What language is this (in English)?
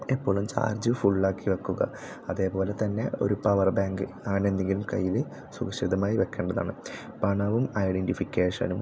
Malayalam